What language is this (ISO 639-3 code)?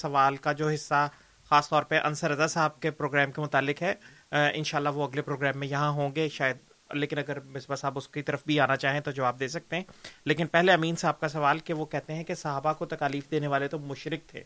urd